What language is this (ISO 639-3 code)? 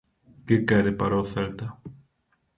glg